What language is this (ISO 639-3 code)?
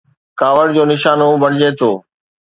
snd